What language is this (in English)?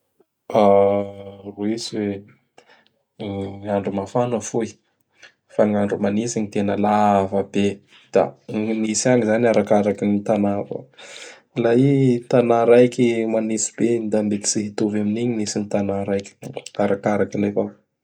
Bara Malagasy